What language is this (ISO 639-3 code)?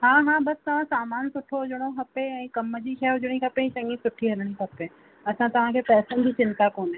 snd